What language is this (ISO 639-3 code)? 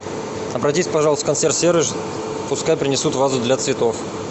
rus